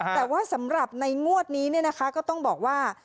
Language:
Thai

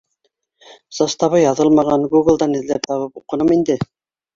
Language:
Bashkir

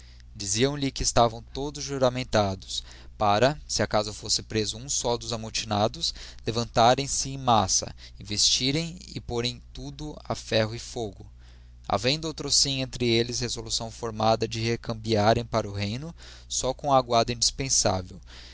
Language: Portuguese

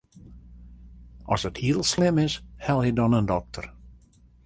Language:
Western Frisian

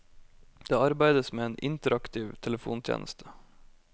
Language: Norwegian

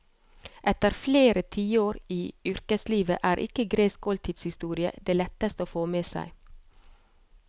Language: Norwegian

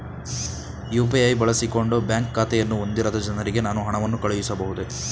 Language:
Kannada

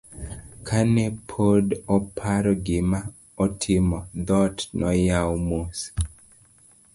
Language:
Luo (Kenya and Tanzania)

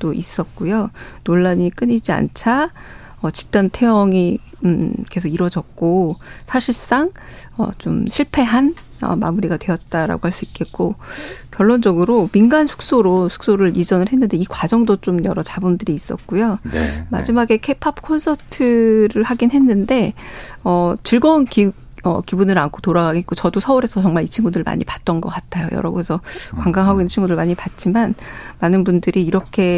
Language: Korean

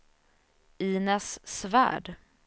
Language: Swedish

